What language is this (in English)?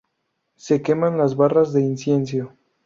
Spanish